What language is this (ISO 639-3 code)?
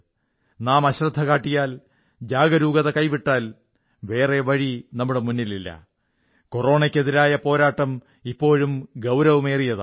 mal